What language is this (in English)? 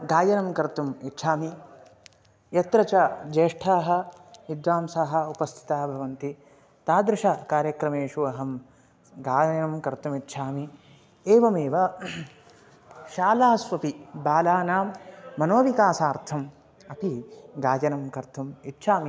Sanskrit